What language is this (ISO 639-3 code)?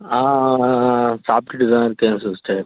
tam